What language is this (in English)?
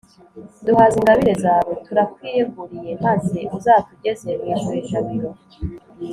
Kinyarwanda